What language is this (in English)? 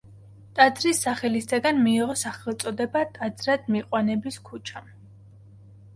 Georgian